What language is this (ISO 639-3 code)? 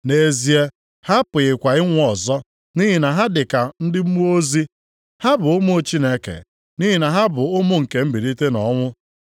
ibo